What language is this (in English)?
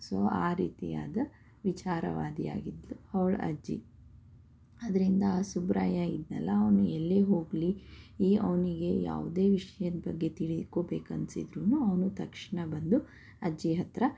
Kannada